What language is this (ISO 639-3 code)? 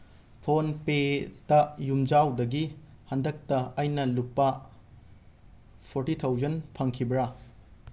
mni